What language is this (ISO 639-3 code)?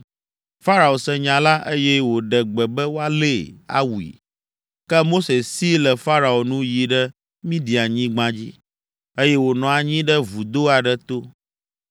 ewe